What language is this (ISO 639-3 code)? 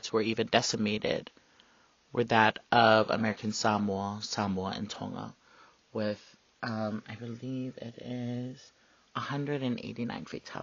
eng